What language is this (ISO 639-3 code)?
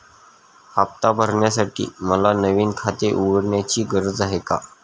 mar